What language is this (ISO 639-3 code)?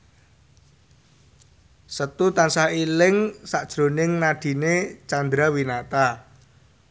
jav